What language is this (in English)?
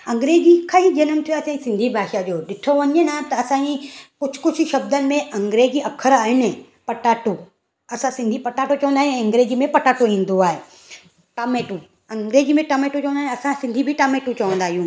Sindhi